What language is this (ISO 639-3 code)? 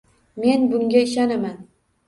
uzb